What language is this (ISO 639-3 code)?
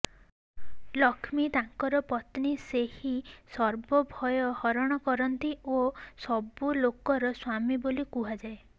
ori